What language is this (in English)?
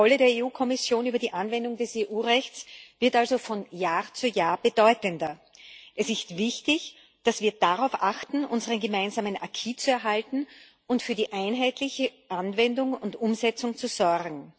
German